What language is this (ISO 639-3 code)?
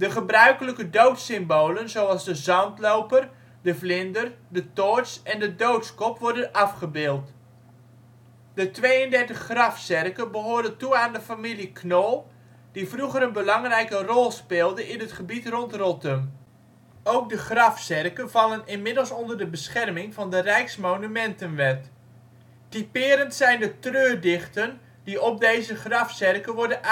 nld